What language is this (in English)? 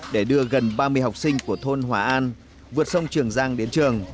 Vietnamese